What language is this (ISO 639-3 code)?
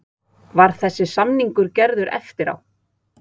isl